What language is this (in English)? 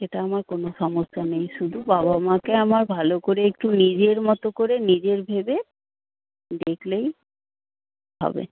Bangla